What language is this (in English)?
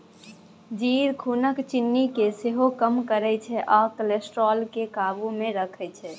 Maithili